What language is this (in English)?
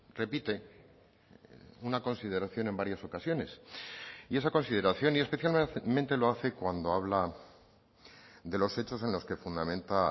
Spanish